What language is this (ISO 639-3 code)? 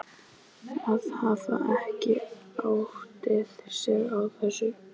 isl